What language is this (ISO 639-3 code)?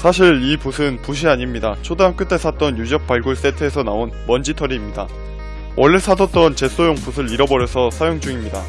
kor